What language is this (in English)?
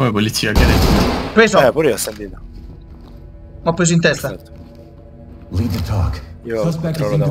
Italian